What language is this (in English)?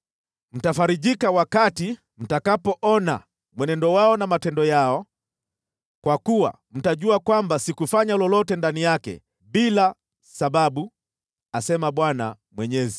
Swahili